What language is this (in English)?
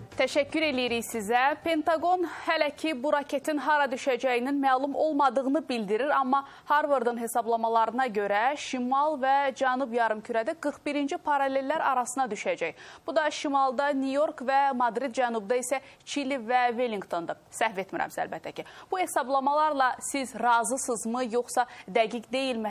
Turkish